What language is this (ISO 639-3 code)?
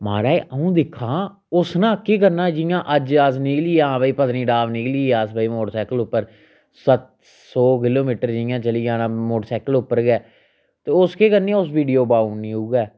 doi